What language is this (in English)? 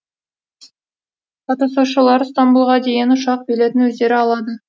Kazakh